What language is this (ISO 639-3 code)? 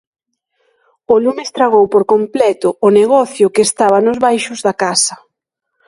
glg